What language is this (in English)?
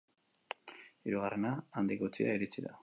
Basque